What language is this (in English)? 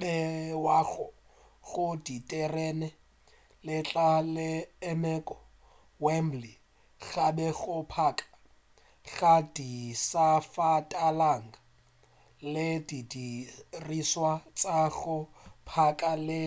Northern Sotho